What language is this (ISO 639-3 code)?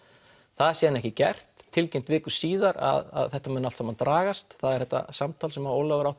isl